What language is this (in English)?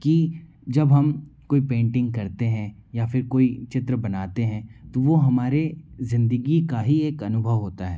Hindi